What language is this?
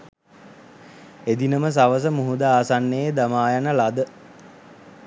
Sinhala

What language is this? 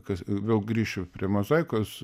Lithuanian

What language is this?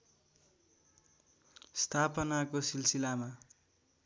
Nepali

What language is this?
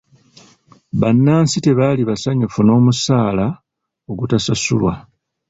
Ganda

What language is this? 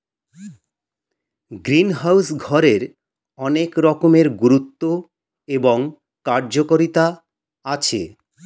Bangla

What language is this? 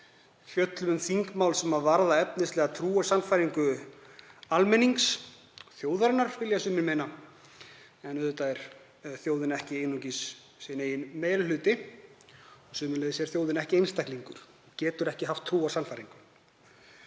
Icelandic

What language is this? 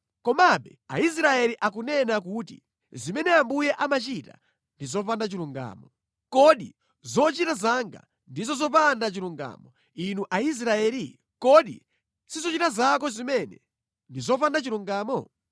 Nyanja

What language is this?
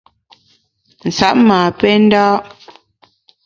Bamun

